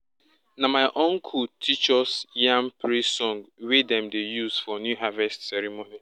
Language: Nigerian Pidgin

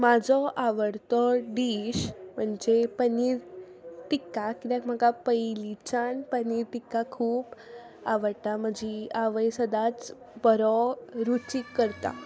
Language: Konkani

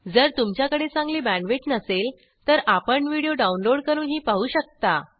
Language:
Marathi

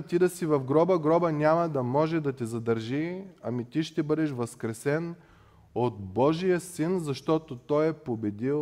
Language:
Bulgarian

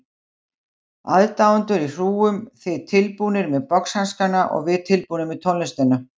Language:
Icelandic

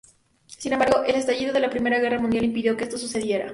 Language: Spanish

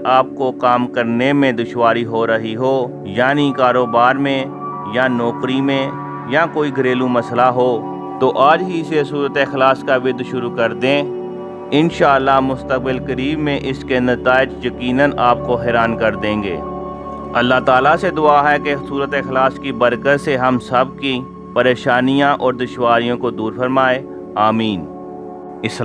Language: Urdu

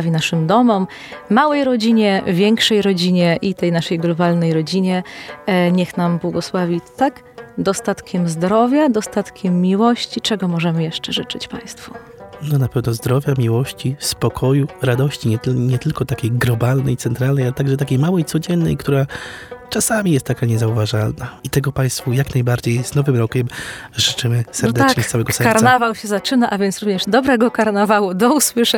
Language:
Polish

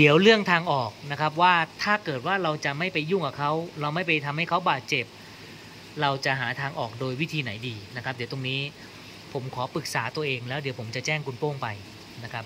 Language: Thai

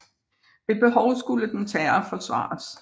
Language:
Danish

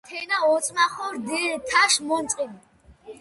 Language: Mingrelian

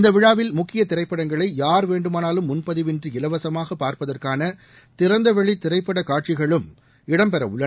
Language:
Tamil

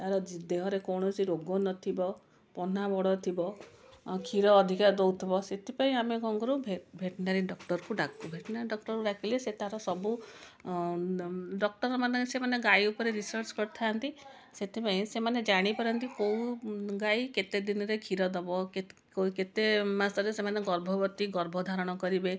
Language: Odia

